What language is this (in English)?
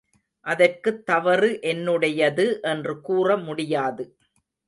Tamil